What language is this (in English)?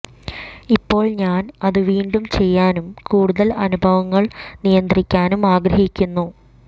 Malayalam